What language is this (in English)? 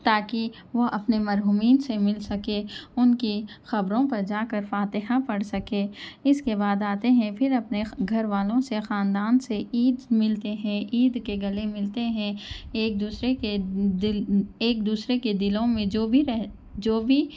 Urdu